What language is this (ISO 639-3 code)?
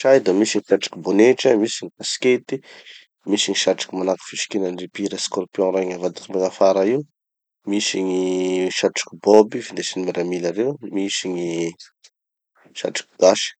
txy